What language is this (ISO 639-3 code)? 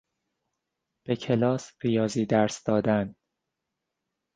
fas